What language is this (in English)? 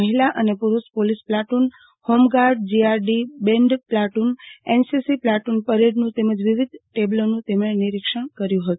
Gujarati